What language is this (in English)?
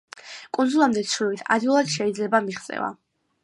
Georgian